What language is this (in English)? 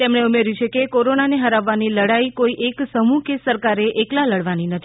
Gujarati